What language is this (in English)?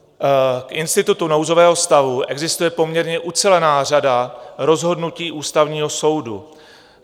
Czech